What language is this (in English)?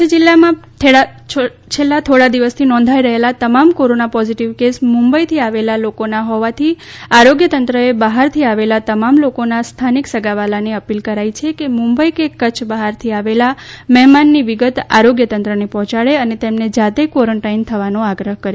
Gujarati